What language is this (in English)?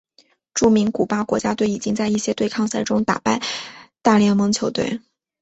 Chinese